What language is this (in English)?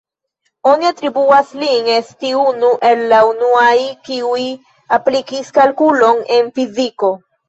Esperanto